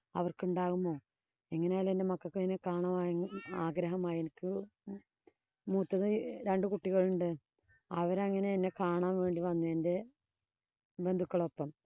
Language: Malayalam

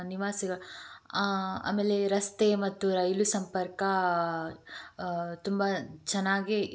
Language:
Kannada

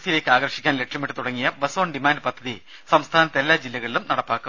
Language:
Malayalam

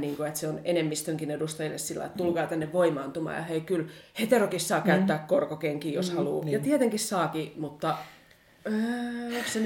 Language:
Finnish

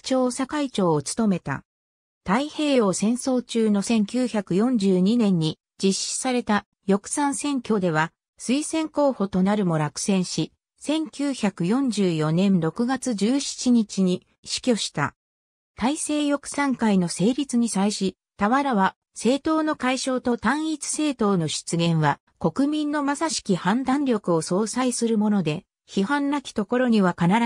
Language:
Japanese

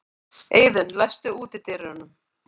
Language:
Icelandic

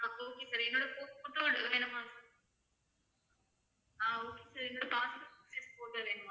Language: Tamil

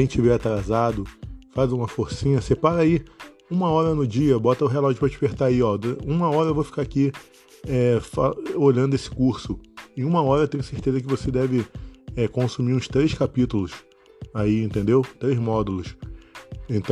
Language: Portuguese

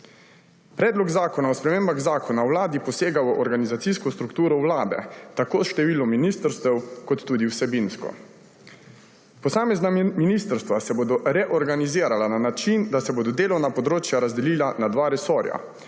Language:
Slovenian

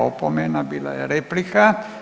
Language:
Croatian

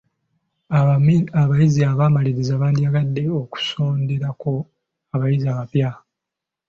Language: Ganda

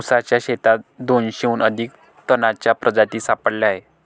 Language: Marathi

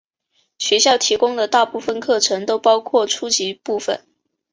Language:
Chinese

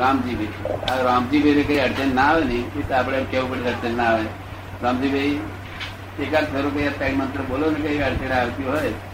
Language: Gujarati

